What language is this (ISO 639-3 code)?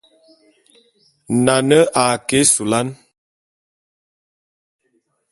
bum